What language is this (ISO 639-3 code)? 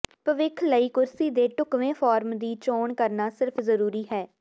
pan